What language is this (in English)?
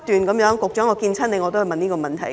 Cantonese